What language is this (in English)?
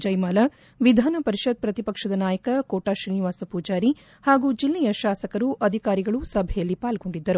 Kannada